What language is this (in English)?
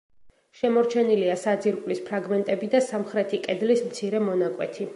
Georgian